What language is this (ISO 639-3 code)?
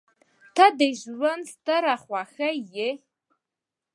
pus